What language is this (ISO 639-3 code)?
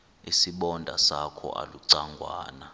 xho